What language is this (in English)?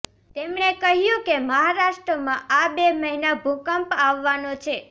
Gujarati